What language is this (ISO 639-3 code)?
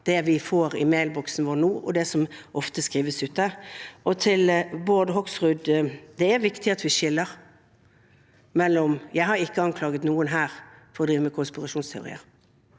nor